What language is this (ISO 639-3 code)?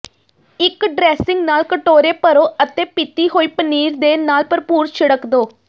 pan